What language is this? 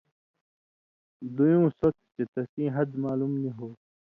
Indus Kohistani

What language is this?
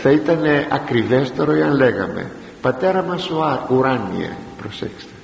Greek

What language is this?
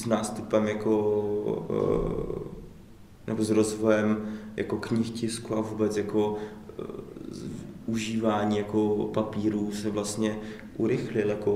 Czech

